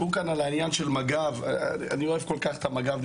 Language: Hebrew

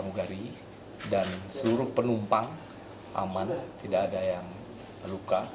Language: Indonesian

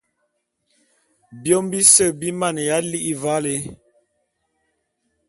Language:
Bulu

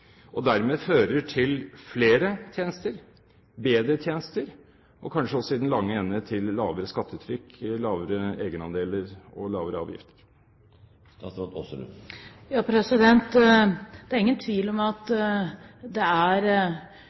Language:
Norwegian Bokmål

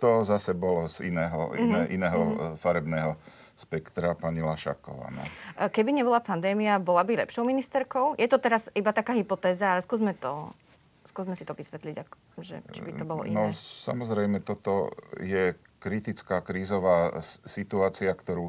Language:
Slovak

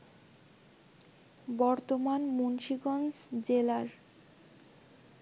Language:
Bangla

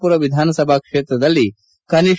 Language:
Kannada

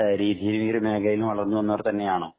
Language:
Malayalam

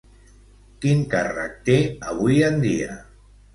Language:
Catalan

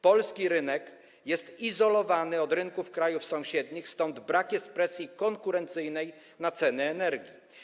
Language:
Polish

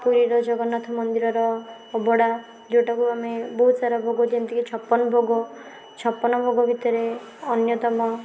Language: Odia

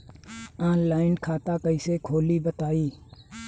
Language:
Bhojpuri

